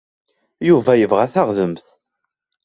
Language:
Kabyle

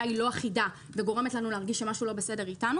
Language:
Hebrew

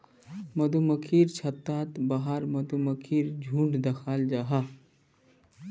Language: Magahi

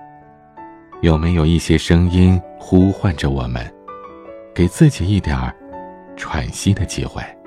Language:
Chinese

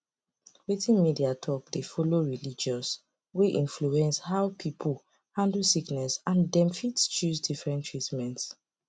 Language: Nigerian Pidgin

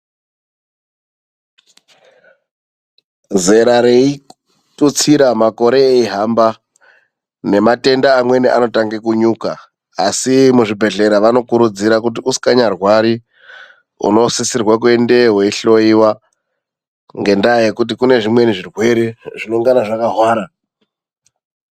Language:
Ndau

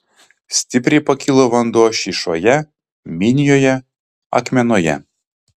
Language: Lithuanian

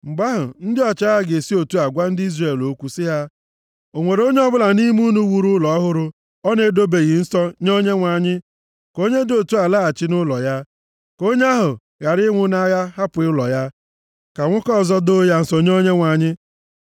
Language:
Igbo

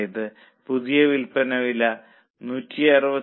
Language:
Malayalam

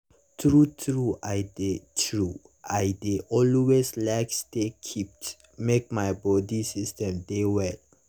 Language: Nigerian Pidgin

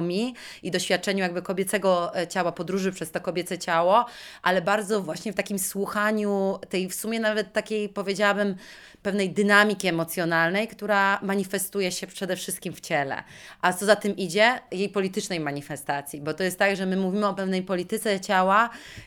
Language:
Polish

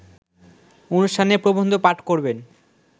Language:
Bangla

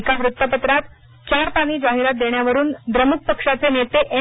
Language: Marathi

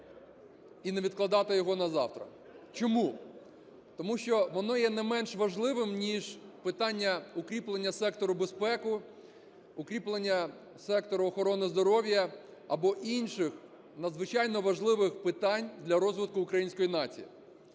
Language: Ukrainian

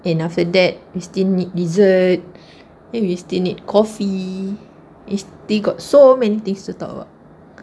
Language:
English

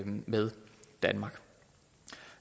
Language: Danish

